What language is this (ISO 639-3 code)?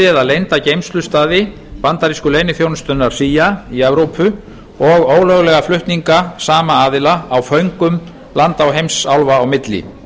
isl